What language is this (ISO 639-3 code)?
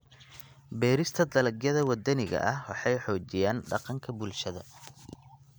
som